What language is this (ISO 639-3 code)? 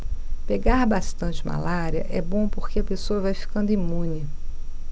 por